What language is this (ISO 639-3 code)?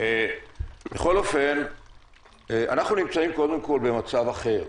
heb